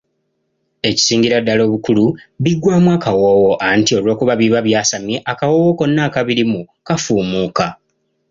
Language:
Ganda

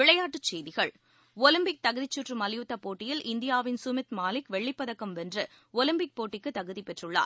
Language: Tamil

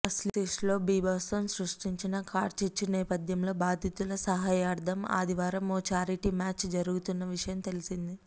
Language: Telugu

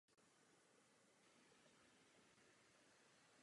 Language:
Czech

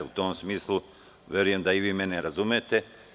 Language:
Serbian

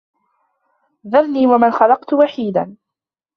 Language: Arabic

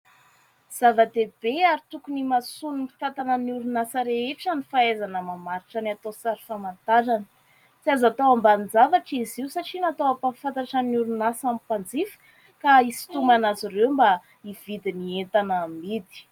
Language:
Malagasy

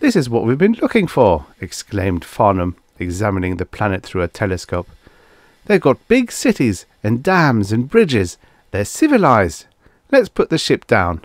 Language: English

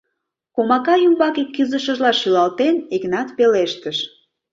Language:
Mari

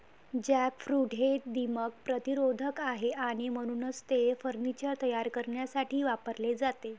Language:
Marathi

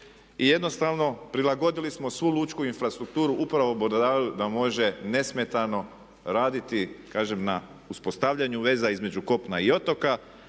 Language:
Croatian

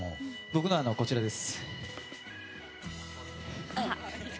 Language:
Japanese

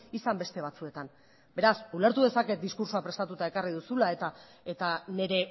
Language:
Basque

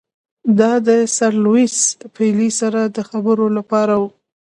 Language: Pashto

